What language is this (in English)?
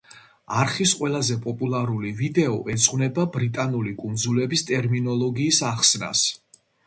Georgian